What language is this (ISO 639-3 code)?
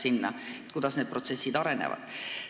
est